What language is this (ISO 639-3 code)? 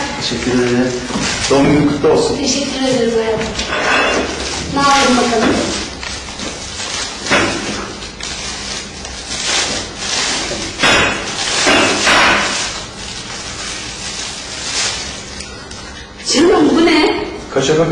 tur